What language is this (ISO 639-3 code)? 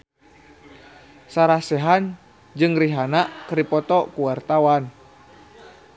sun